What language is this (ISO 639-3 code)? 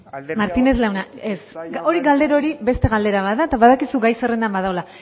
eus